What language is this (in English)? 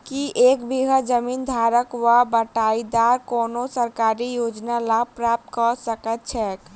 Maithili